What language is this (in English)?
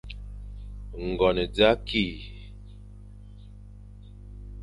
Fang